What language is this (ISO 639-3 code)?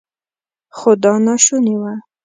pus